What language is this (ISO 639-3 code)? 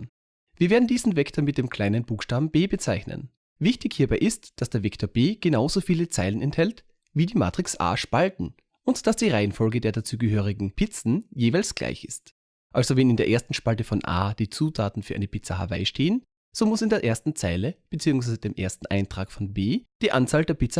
deu